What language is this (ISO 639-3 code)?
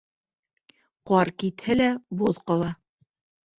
bak